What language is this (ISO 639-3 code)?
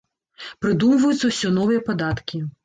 bel